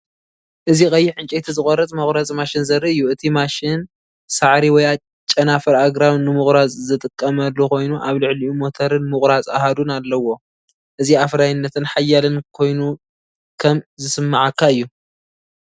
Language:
Tigrinya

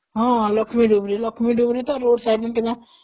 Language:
Odia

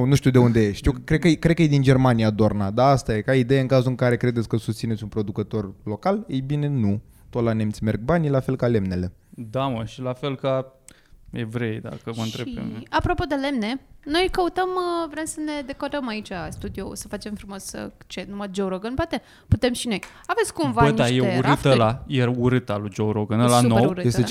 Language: Romanian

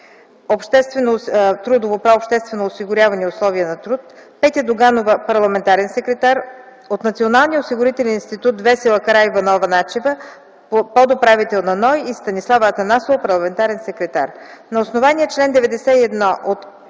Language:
Bulgarian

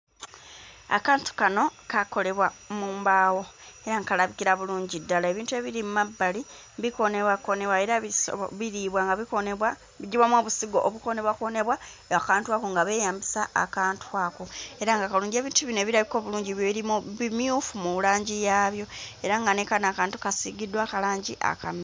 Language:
Ganda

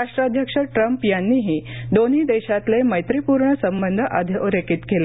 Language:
Marathi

